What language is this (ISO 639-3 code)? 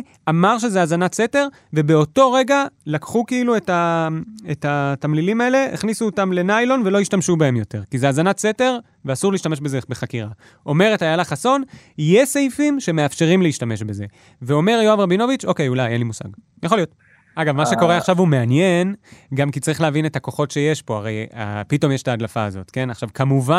heb